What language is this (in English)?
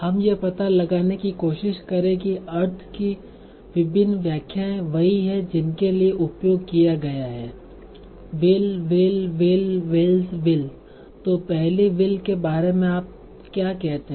Hindi